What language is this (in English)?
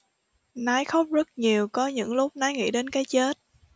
Vietnamese